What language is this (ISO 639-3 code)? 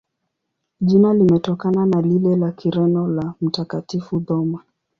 swa